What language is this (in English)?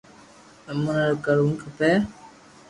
Loarki